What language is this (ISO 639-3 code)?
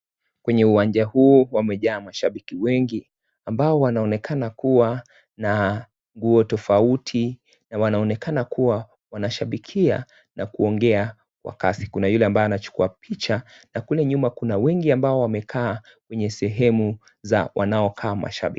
swa